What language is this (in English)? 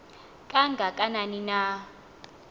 Xhosa